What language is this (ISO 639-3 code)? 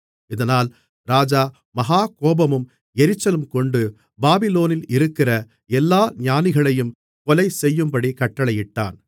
tam